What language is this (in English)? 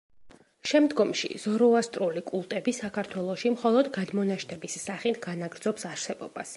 Georgian